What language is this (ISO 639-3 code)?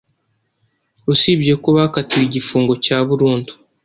kin